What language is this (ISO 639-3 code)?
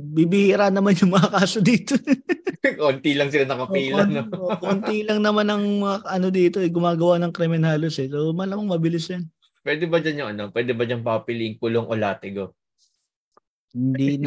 fil